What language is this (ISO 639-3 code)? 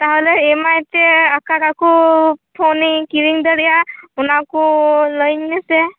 sat